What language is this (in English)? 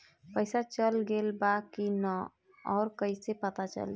Bhojpuri